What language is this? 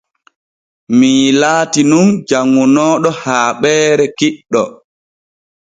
Borgu Fulfulde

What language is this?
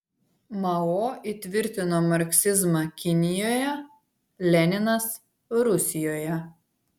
Lithuanian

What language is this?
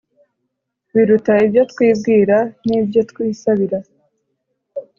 Kinyarwanda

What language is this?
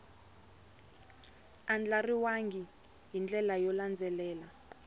Tsonga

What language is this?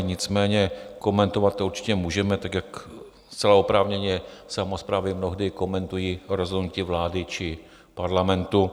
Czech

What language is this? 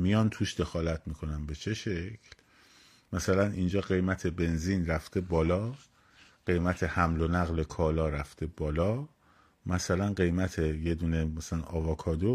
Persian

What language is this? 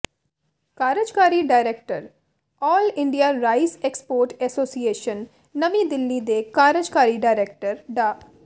Punjabi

